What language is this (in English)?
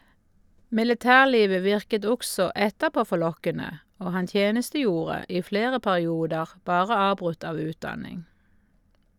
Norwegian